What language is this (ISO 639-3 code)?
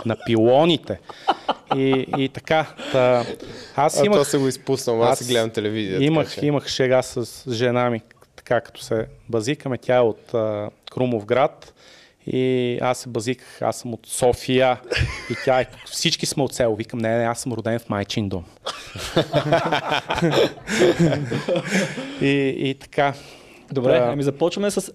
bul